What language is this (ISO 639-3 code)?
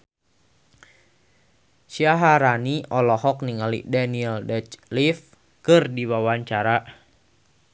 sun